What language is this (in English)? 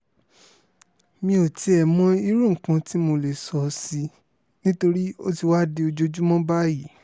Yoruba